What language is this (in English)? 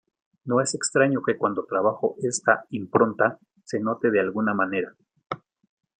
Spanish